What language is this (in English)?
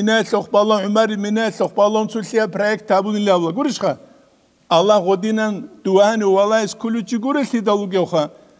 Arabic